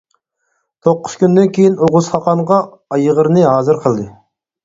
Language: Uyghur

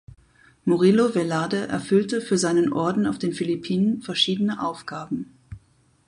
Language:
German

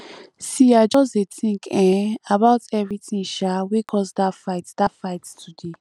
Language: Nigerian Pidgin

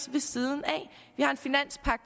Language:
Danish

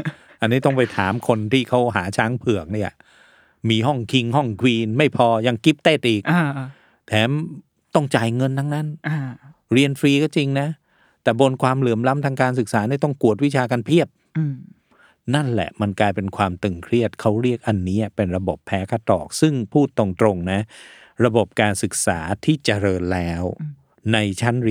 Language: Thai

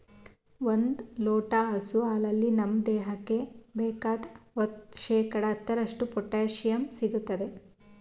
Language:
Kannada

